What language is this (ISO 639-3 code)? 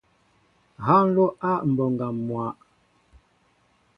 mbo